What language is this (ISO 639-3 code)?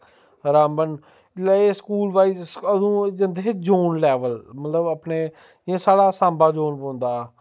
doi